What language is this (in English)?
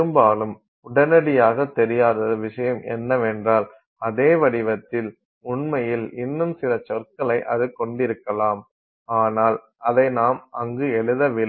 Tamil